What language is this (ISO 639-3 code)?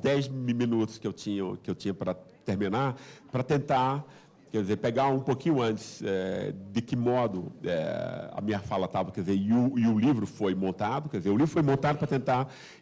por